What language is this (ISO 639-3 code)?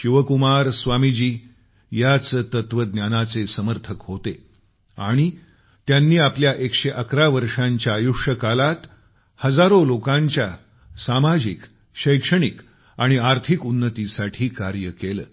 mar